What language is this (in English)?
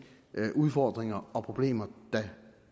Danish